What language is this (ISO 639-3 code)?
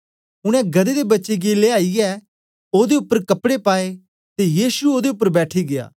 doi